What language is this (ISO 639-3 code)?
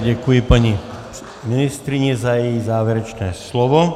ces